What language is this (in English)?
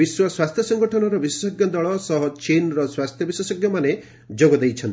Odia